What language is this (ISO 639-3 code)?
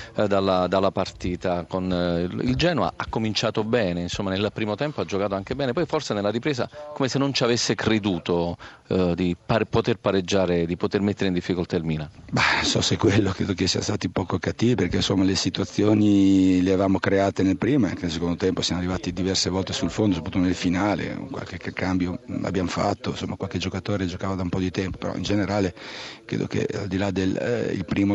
ita